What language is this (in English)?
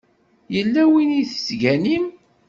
Kabyle